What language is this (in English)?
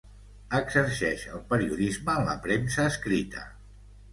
Catalan